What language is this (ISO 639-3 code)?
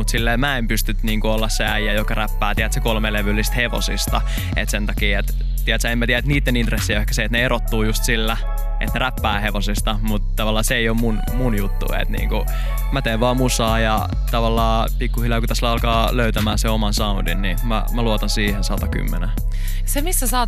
fin